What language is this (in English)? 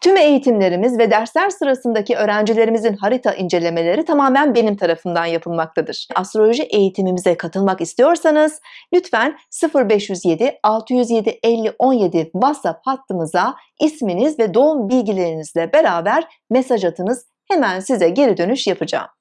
Turkish